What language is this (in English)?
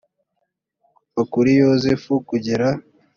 Kinyarwanda